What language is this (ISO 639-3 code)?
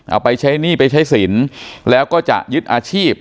tha